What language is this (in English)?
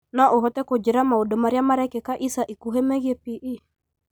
Kikuyu